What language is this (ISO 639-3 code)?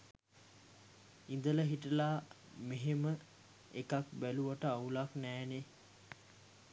sin